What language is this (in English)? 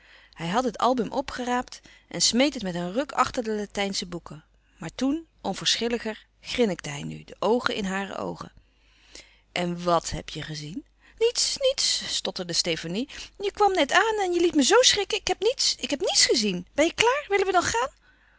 Dutch